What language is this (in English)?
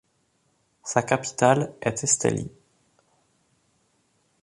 French